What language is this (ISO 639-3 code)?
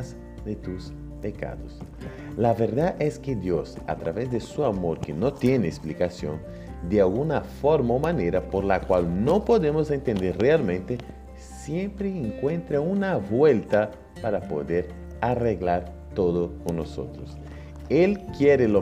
spa